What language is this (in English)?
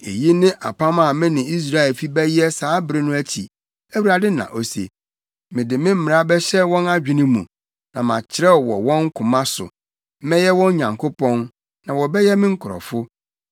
Akan